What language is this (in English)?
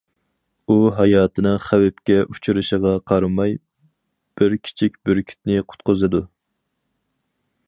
Uyghur